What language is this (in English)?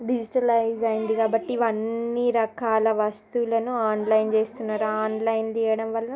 Telugu